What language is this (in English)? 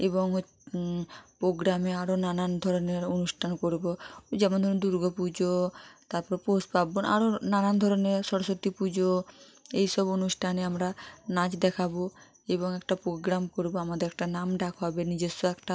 Bangla